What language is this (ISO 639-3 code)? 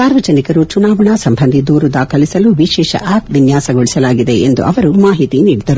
kan